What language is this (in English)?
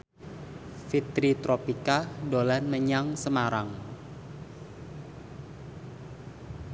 Javanese